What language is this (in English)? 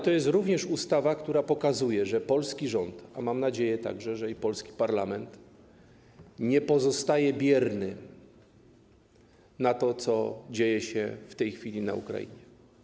Polish